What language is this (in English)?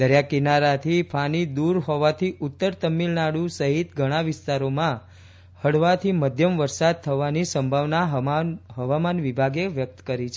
Gujarati